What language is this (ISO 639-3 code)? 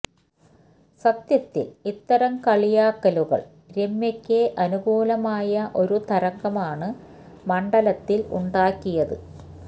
mal